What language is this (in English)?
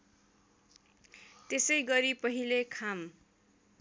Nepali